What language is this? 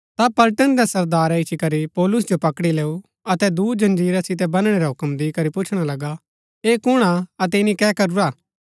Gaddi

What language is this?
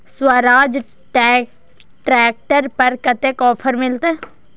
Maithili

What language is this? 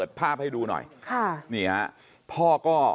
Thai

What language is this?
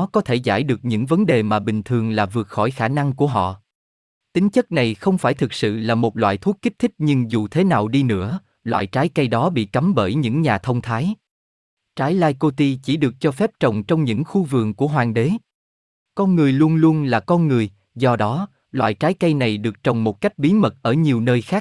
Vietnamese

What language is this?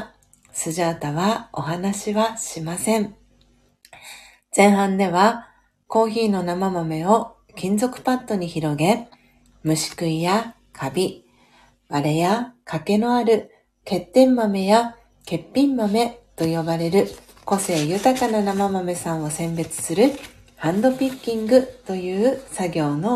Japanese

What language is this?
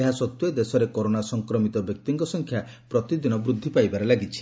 Odia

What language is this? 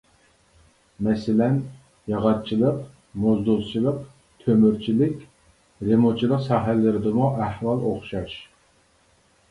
Uyghur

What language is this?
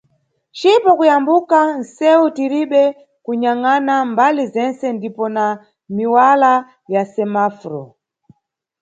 Nyungwe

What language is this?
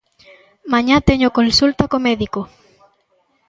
Galician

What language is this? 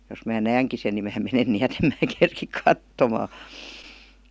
Finnish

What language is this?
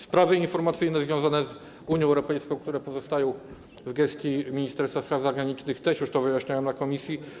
Polish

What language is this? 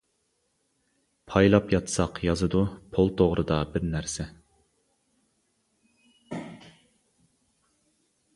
Uyghur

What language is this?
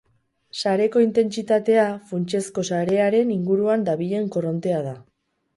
Basque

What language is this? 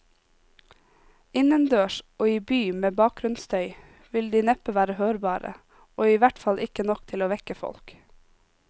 Norwegian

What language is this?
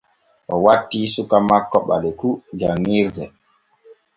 Borgu Fulfulde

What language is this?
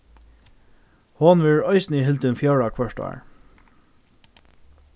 Faroese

